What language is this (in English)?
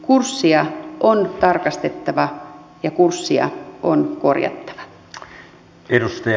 Finnish